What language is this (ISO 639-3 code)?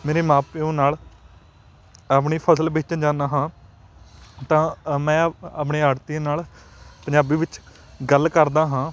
pan